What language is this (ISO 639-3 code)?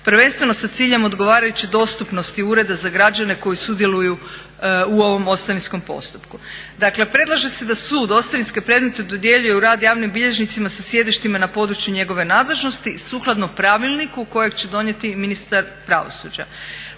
hrv